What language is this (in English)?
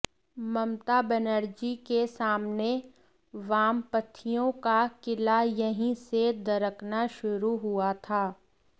Hindi